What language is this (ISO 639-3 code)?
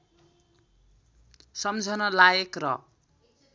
nep